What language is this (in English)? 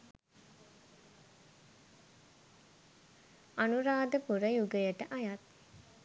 Sinhala